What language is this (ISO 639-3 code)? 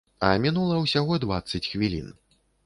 bel